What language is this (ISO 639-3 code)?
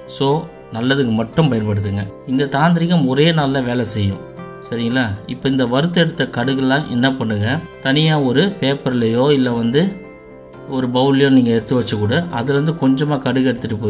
kor